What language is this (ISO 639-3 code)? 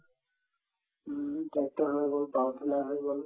asm